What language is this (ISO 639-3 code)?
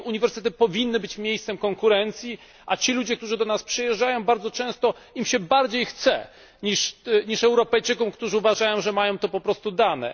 pol